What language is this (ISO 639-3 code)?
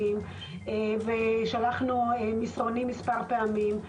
heb